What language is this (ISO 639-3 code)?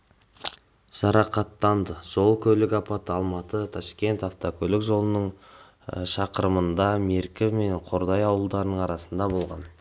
kaz